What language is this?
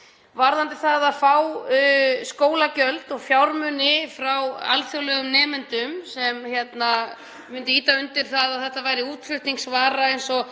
Icelandic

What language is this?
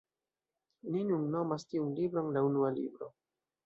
Esperanto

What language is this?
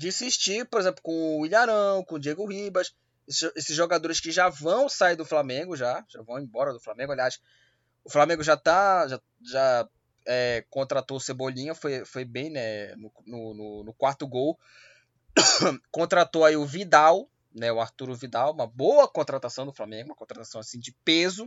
Portuguese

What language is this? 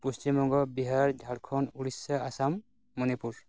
Santali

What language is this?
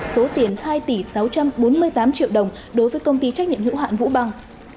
Vietnamese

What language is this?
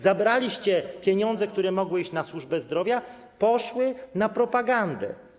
Polish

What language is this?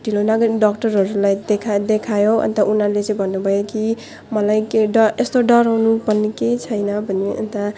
Nepali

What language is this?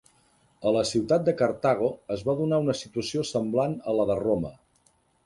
Catalan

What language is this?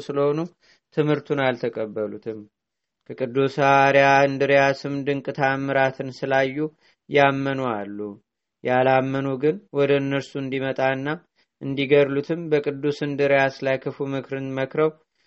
Amharic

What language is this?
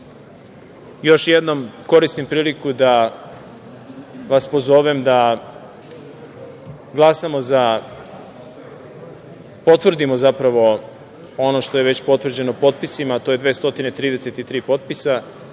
Serbian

